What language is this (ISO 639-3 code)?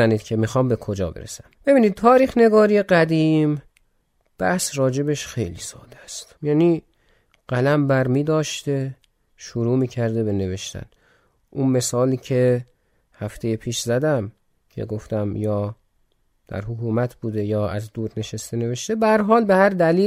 fas